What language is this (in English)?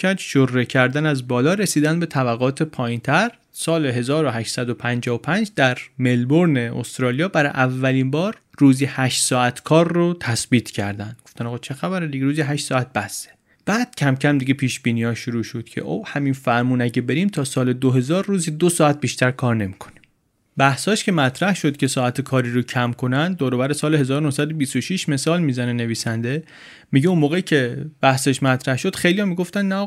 Persian